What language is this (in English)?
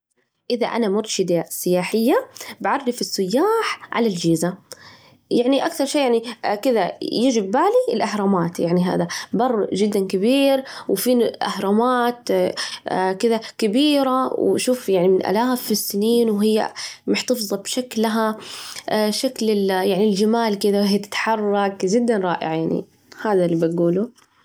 Najdi Arabic